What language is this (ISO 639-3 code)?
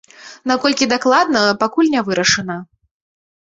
bel